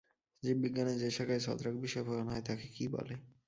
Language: Bangla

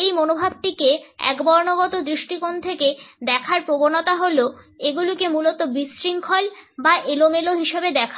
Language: Bangla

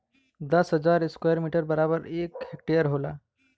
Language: Bhojpuri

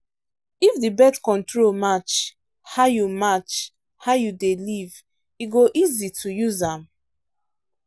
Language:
Nigerian Pidgin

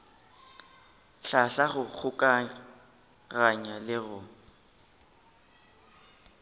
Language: Northern Sotho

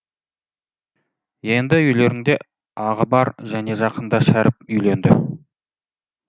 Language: Kazakh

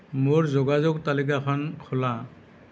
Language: Assamese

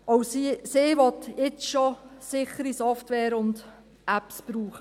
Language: Swiss German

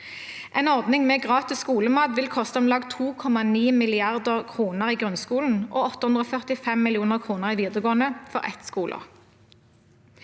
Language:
Norwegian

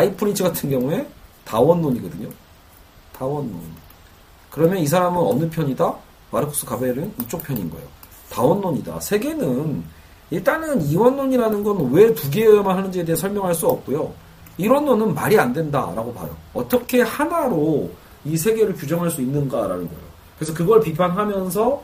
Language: Korean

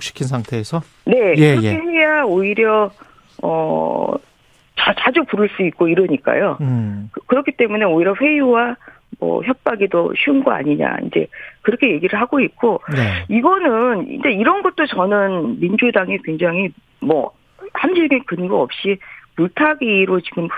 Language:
Korean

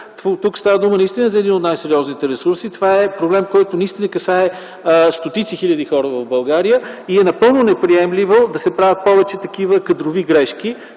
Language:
Bulgarian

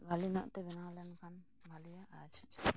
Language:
Santali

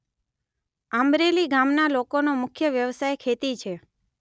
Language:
Gujarati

